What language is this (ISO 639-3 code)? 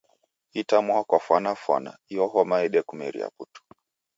dav